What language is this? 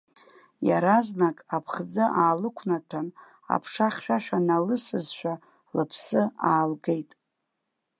Abkhazian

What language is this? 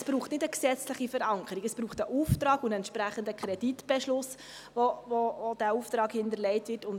Swiss German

